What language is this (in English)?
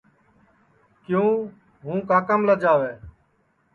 Sansi